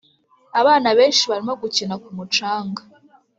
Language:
Kinyarwanda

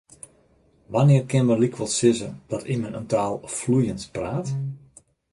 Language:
Western Frisian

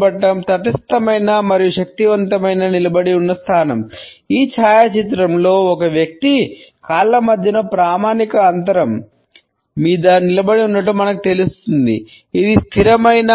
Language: Telugu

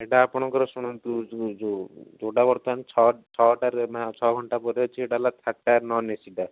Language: Odia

